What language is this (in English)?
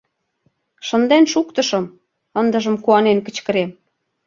Mari